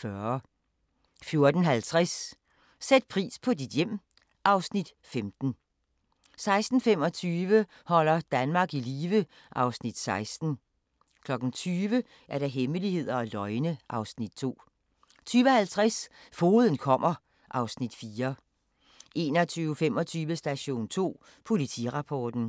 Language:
Danish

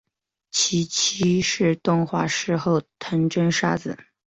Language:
Chinese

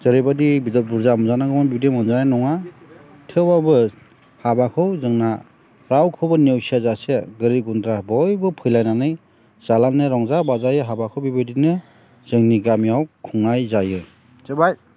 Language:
Bodo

